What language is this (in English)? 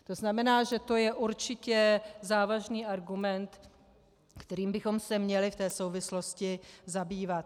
Czech